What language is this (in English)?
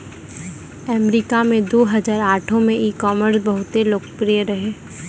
Maithili